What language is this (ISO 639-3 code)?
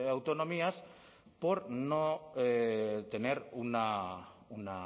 spa